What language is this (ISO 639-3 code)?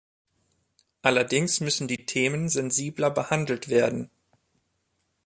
deu